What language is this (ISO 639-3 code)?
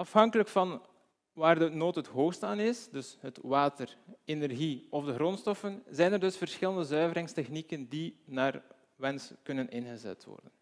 nld